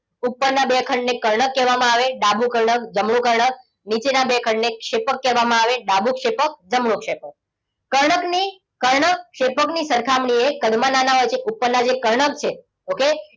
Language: Gujarati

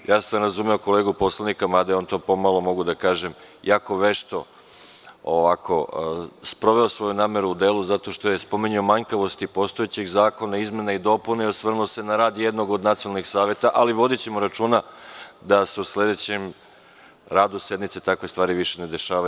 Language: Serbian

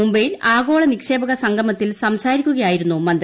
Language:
Malayalam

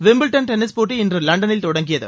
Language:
Tamil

